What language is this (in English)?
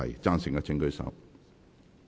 Cantonese